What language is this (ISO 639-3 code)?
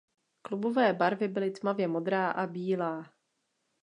ces